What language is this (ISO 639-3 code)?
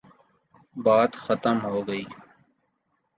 urd